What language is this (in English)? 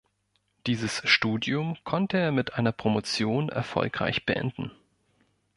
German